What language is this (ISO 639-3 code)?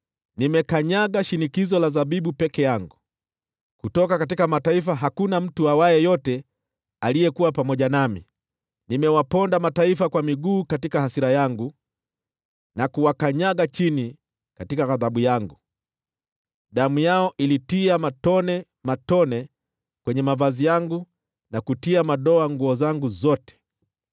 swa